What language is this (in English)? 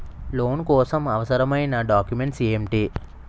Telugu